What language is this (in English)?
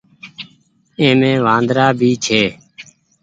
Goaria